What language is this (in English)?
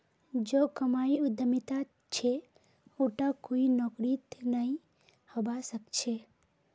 Magahi